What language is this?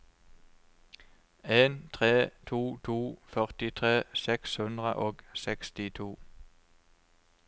Norwegian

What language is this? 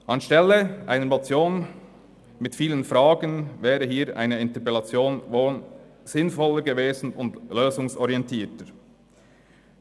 Swiss German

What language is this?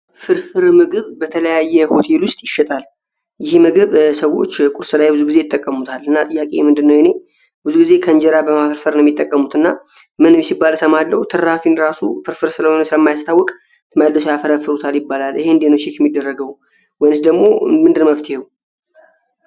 Amharic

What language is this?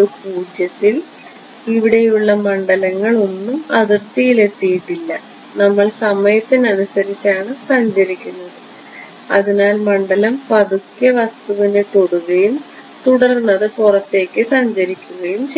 Malayalam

